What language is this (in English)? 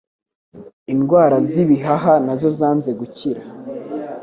Kinyarwanda